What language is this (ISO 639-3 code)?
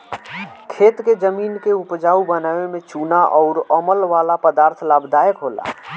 bho